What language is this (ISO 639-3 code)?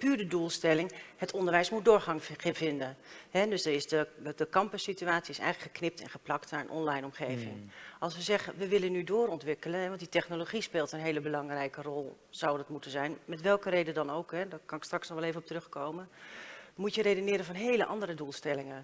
nld